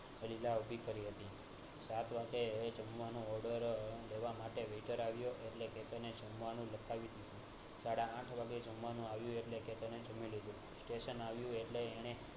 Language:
Gujarati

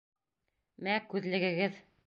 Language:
Bashkir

